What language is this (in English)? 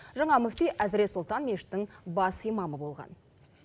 Kazakh